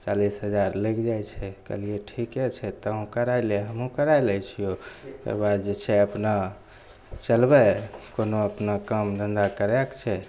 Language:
Maithili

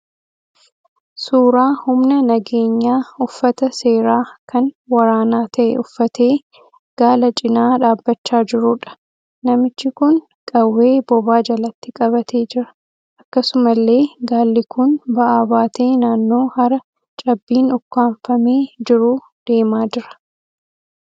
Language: Oromo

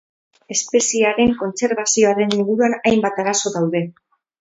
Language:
Basque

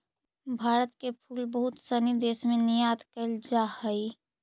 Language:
Magahi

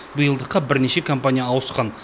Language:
Kazakh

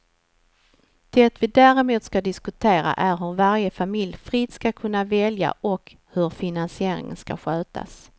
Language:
Swedish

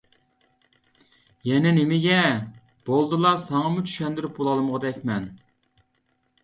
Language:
Uyghur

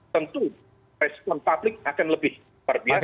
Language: Indonesian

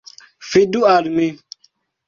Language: Esperanto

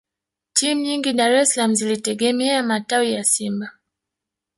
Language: Swahili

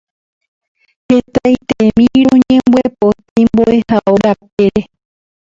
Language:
Guarani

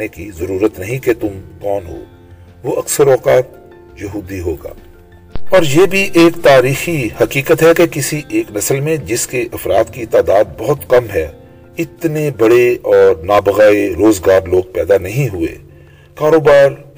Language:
Urdu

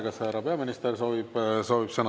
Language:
Estonian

